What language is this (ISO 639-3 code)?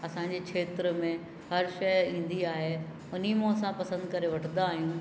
snd